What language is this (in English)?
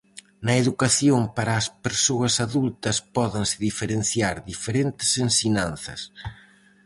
Galician